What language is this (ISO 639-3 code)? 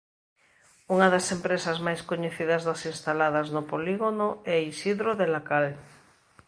glg